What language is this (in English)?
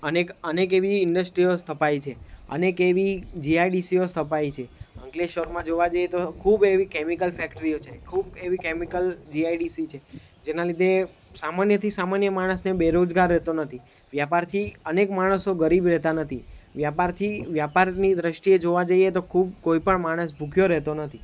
Gujarati